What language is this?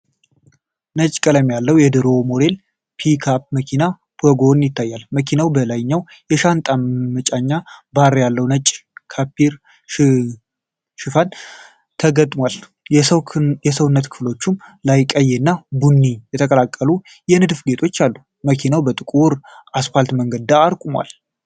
Amharic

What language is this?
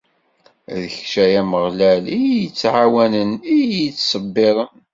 Kabyle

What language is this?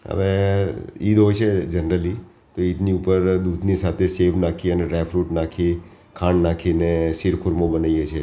Gujarati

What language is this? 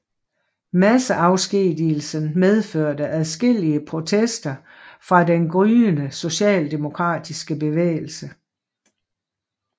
Danish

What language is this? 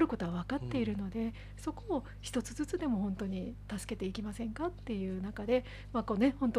Japanese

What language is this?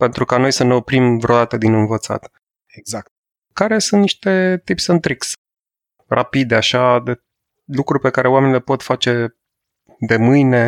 Romanian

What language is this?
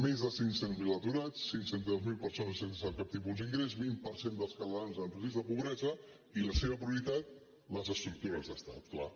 Catalan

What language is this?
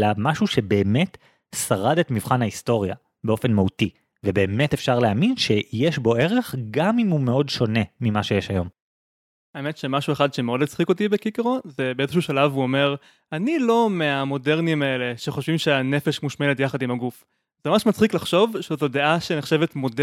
Hebrew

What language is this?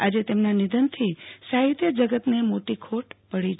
Gujarati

